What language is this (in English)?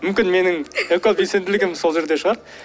Kazakh